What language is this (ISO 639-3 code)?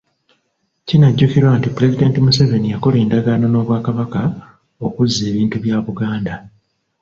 lug